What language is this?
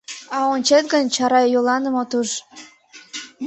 Mari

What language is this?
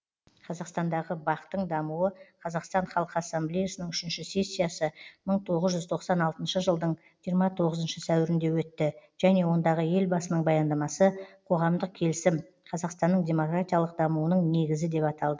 Kazakh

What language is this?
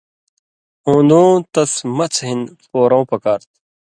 Indus Kohistani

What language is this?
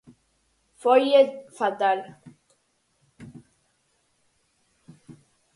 Galician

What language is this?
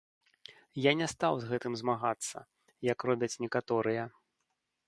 Belarusian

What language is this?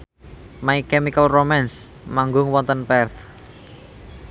Javanese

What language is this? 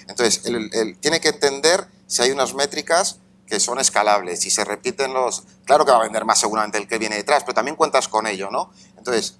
Spanish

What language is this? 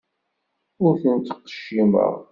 Kabyle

